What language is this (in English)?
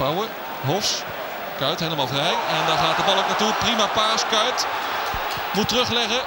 Dutch